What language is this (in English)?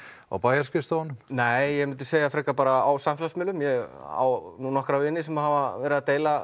Icelandic